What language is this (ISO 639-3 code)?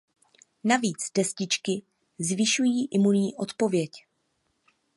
ces